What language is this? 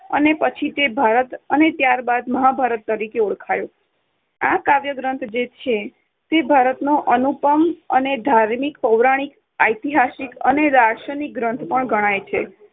Gujarati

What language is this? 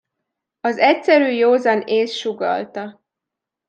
Hungarian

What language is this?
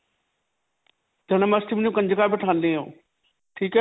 Punjabi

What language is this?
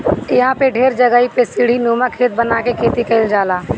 Bhojpuri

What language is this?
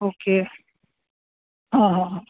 Gujarati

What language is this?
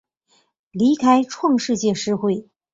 Chinese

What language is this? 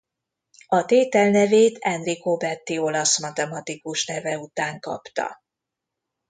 Hungarian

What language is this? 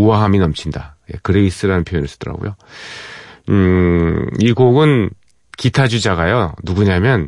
Korean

